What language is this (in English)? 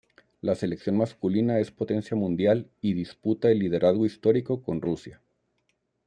Spanish